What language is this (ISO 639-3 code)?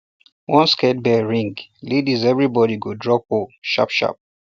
pcm